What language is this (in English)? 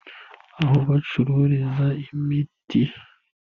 Kinyarwanda